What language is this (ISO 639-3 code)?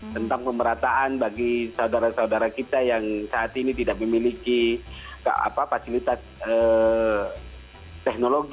ind